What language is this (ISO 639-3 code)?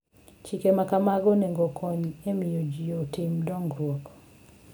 luo